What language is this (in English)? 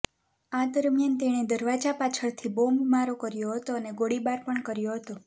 Gujarati